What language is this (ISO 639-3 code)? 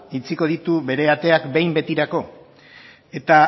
eus